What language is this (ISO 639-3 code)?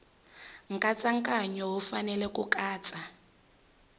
tso